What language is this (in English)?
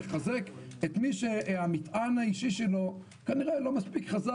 Hebrew